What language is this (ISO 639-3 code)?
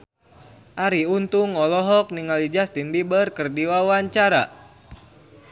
sun